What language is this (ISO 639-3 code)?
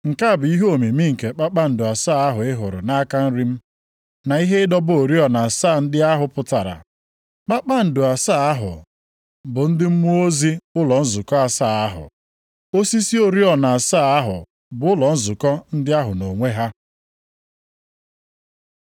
ibo